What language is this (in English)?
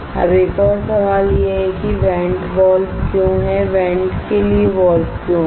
Hindi